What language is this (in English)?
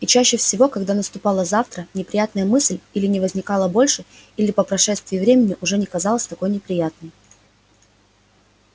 Russian